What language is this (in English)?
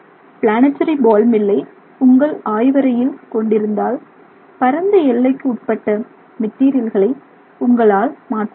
Tamil